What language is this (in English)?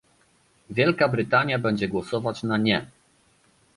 Polish